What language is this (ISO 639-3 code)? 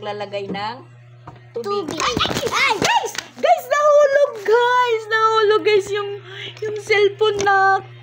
fil